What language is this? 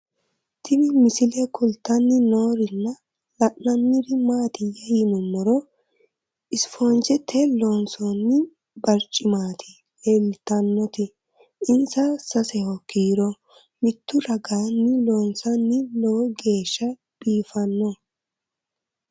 Sidamo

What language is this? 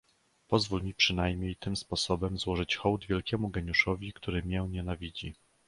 Polish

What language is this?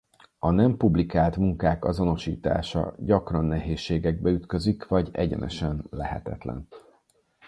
Hungarian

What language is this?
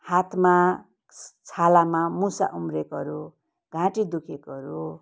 Nepali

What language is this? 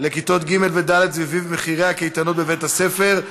Hebrew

